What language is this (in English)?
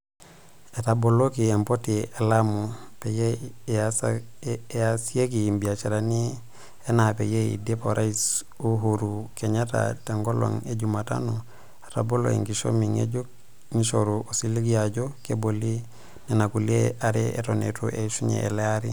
Masai